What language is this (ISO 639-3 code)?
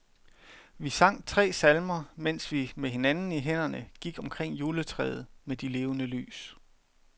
dan